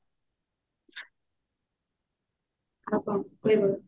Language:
Odia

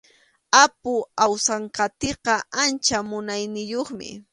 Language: Arequipa-La Unión Quechua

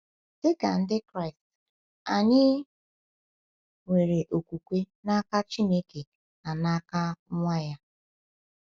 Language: Igbo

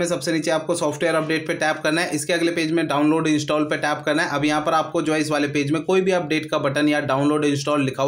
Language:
Hindi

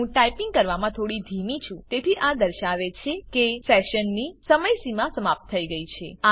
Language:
Gujarati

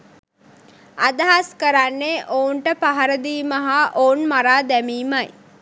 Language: Sinhala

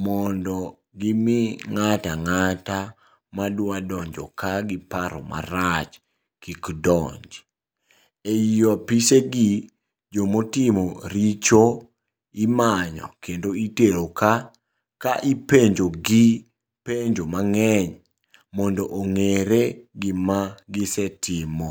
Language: Luo (Kenya and Tanzania)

